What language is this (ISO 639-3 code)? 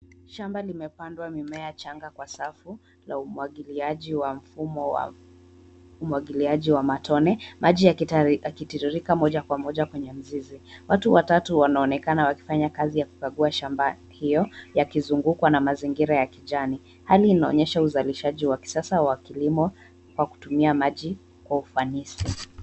swa